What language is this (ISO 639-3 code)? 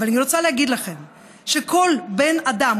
heb